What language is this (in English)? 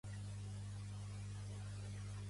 Catalan